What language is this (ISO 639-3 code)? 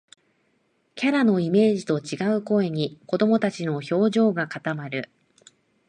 jpn